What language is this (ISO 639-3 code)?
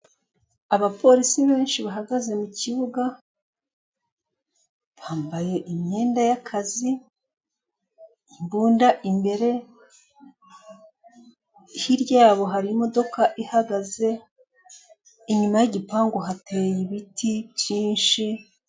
kin